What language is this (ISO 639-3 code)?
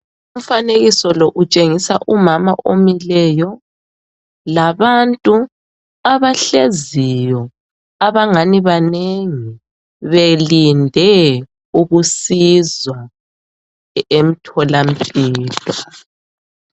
nde